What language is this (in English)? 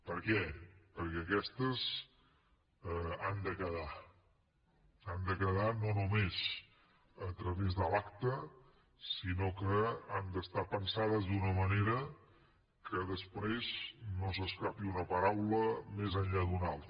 Catalan